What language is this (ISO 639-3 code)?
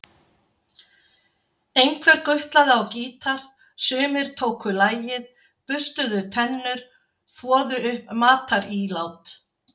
isl